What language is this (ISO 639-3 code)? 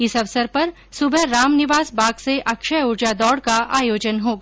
hin